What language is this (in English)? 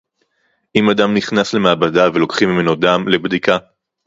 Hebrew